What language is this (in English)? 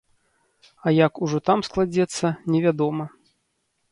Belarusian